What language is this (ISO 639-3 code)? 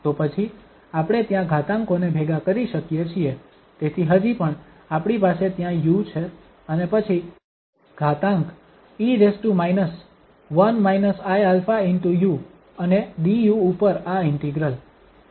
guj